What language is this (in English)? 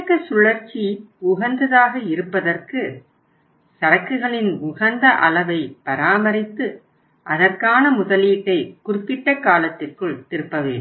Tamil